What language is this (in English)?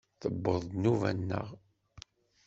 Kabyle